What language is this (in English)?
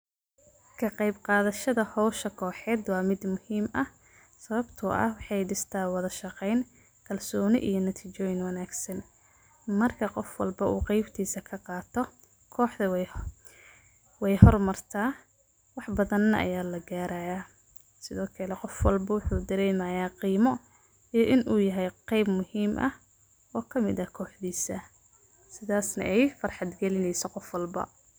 Somali